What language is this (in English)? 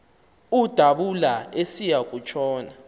Xhosa